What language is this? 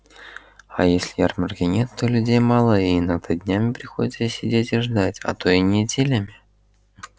Russian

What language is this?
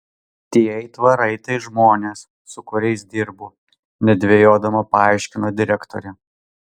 Lithuanian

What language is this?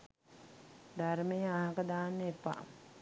Sinhala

